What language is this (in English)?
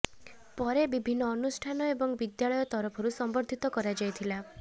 Odia